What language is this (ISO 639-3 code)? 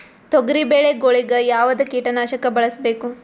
kan